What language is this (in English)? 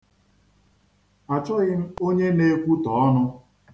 Igbo